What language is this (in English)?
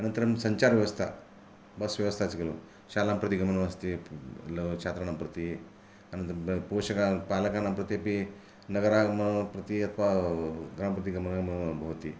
Sanskrit